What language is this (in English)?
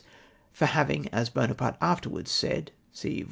English